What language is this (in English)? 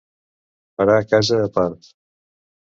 Catalan